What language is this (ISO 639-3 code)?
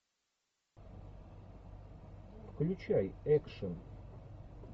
rus